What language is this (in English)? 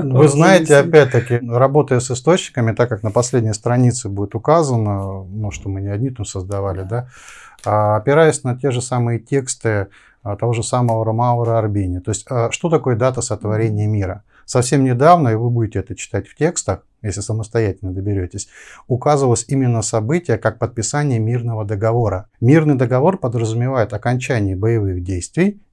Russian